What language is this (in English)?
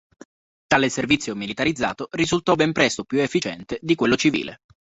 Italian